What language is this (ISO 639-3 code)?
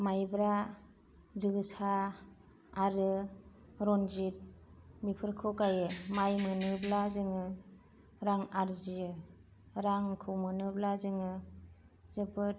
brx